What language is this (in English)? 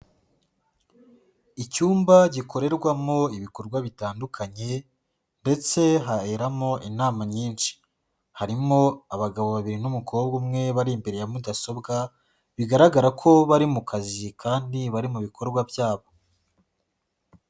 Kinyarwanda